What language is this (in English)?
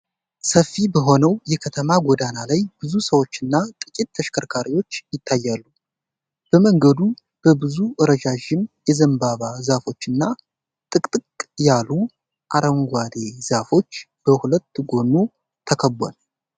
Amharic